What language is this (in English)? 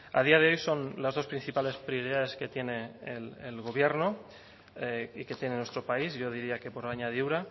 Spanish